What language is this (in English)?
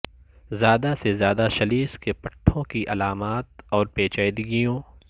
Urdu